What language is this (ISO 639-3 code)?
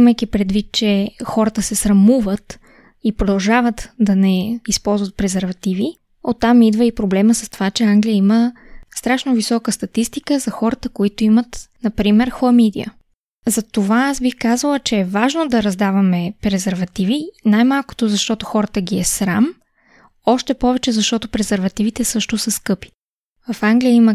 bul